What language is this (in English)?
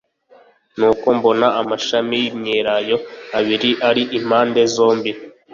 Kinyarwanda